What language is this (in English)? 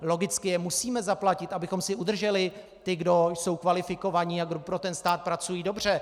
Czech